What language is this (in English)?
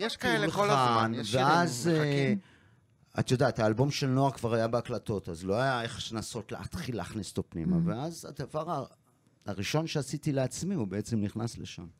Hebrew